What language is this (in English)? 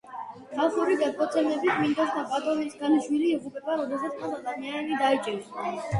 Georgian